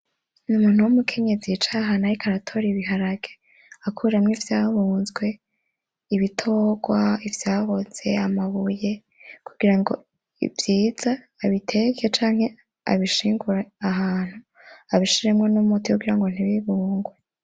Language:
Rundi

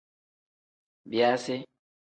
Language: Tem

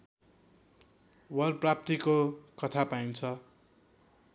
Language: Nepali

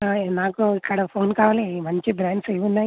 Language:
Telugu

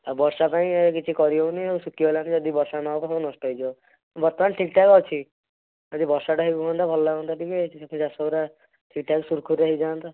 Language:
Odia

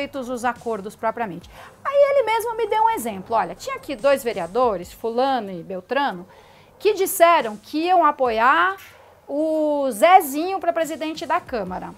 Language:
Portuguese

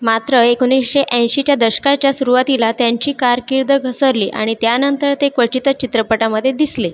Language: Marathi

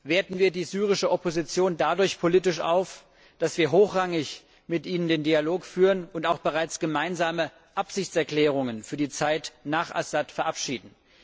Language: German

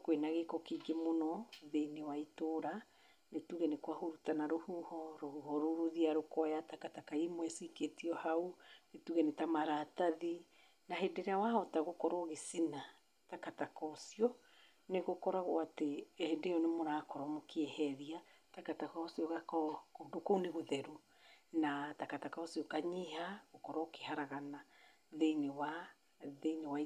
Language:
Kikuyu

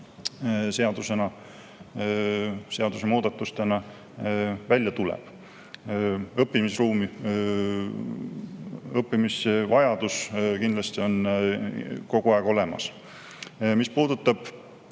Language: Estonian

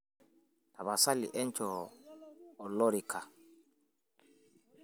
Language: Masai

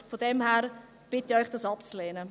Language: Swiss German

